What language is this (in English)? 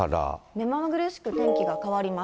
Japanese